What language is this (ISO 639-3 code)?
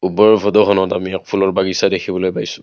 asm